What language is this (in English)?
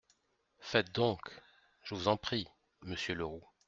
French